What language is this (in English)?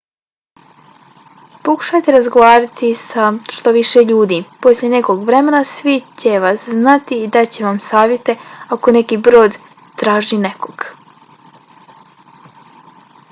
Bosnian